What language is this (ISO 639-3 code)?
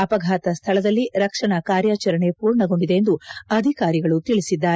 kan